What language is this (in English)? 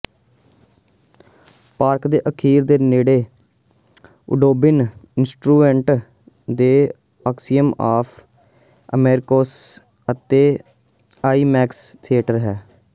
Punjabi